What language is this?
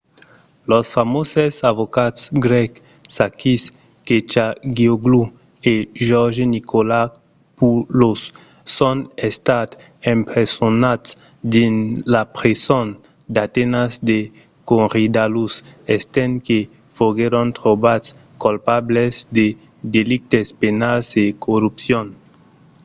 Occitan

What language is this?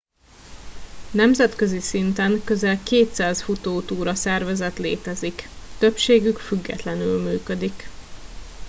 Hungarian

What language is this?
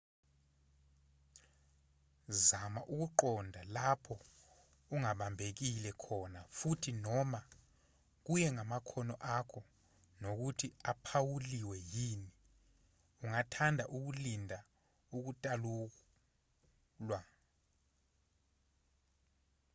Zulu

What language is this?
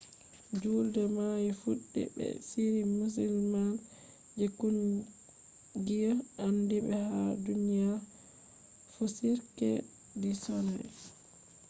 Fula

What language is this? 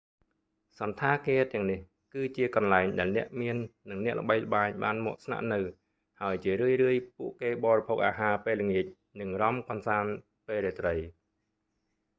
Khmer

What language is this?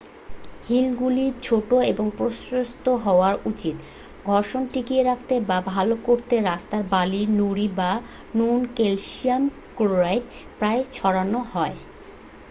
Bangla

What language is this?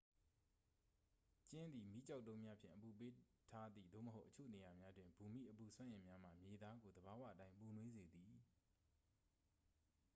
Burmese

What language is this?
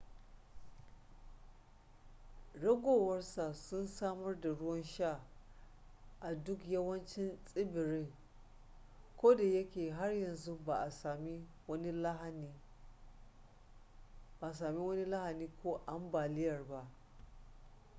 Hausa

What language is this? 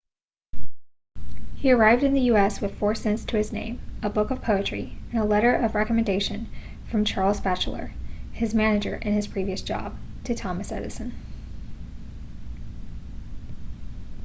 English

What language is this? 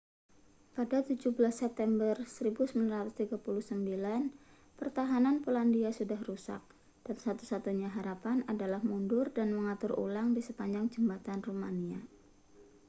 Indonesian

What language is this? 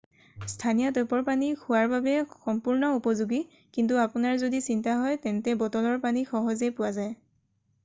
Assamese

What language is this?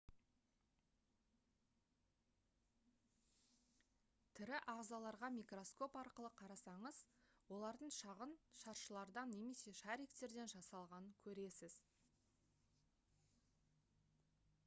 Kazakh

